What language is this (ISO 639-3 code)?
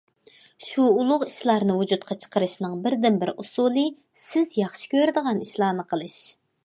uig